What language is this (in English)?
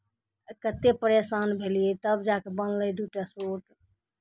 Maithili